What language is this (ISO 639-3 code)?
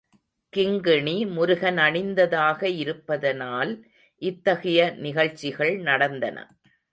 tam